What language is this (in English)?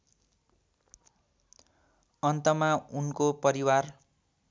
Nepali